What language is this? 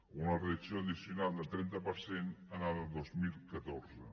Catalan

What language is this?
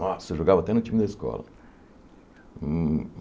Portuguese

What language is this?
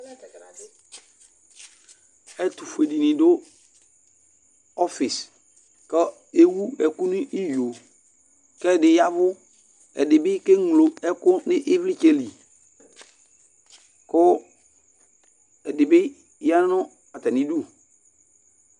Ikposo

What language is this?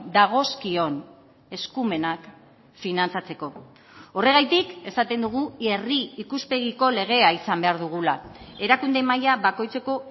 Basque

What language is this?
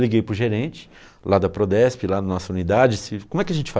Portuguese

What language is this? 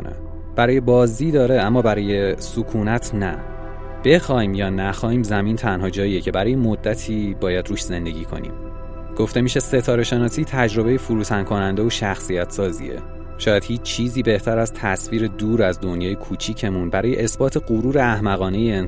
Persian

